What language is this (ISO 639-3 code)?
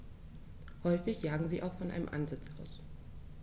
deu